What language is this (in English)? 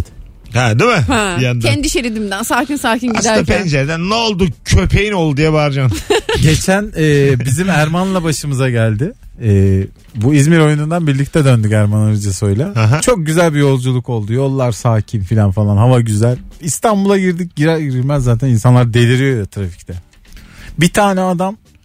Turkish